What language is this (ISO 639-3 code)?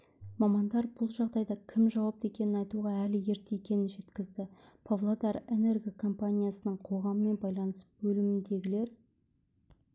kaz